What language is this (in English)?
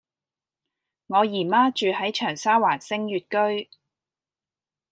Cantonese